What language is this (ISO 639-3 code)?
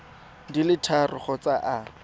tsn